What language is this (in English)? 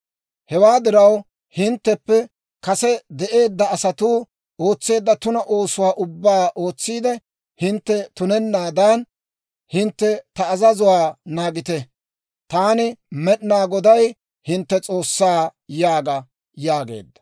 Dawro